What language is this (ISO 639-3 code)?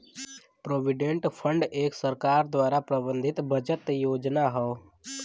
bho